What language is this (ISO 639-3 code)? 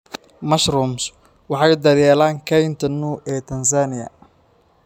som